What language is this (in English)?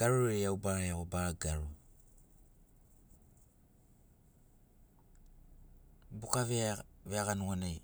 Sinaugoro